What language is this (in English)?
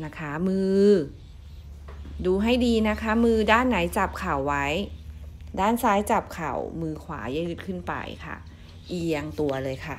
Thai